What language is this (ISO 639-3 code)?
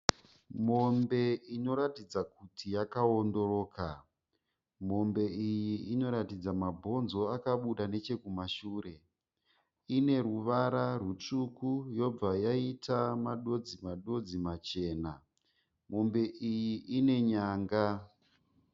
sna